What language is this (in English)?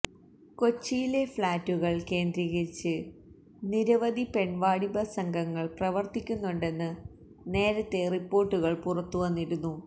Malayalam